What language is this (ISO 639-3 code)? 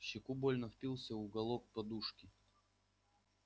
rus